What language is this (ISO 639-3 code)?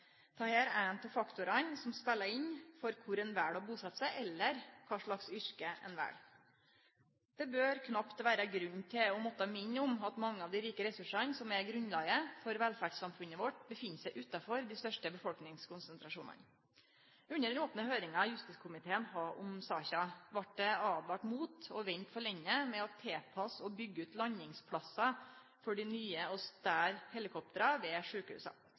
nno